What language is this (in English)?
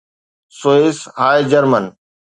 Sindhi